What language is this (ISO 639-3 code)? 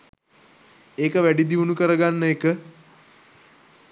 sin